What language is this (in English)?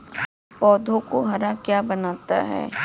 Hindi